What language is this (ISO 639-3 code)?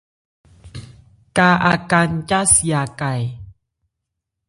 ebr